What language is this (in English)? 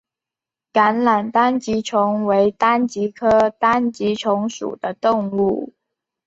Chinese